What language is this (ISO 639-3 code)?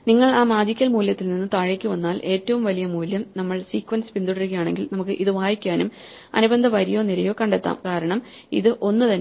mal